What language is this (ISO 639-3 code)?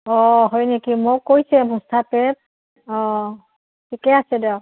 asm